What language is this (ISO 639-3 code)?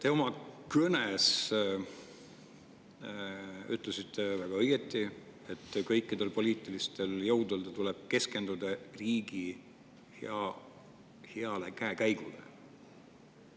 est